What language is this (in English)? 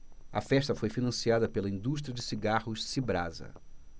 Portuguese